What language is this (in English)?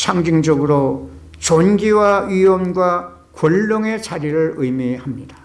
Korean